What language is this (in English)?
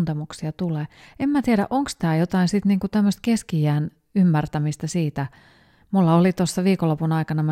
Finnish